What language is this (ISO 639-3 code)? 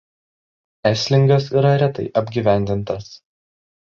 lit